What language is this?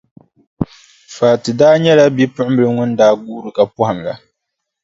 Dagbani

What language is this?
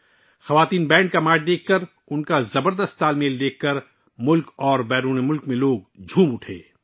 Urdu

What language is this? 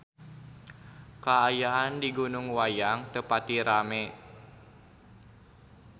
Sundanese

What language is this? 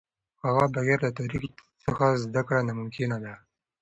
Pashto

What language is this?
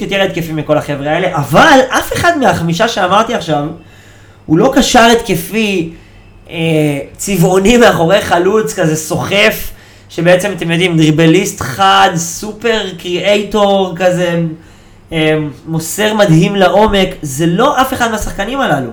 Hebrew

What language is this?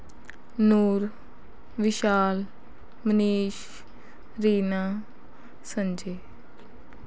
Punjabi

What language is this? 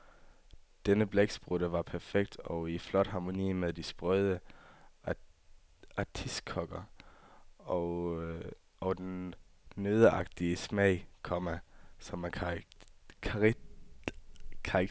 Danish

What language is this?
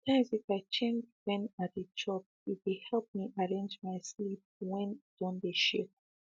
Nigerian Pidgin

